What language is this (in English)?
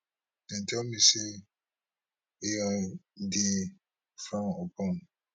Nigerian Pidgin